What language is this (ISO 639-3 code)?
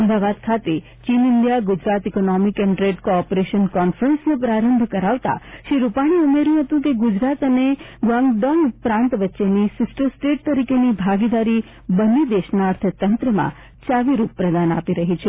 guj